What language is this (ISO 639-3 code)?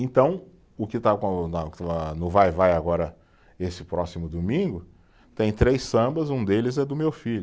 por